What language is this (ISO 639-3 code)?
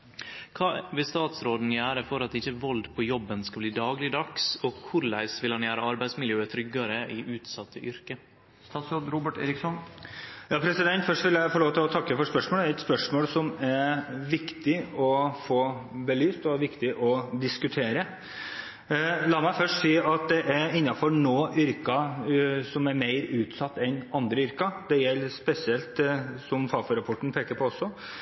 nor